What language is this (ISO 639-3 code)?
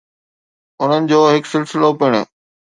snd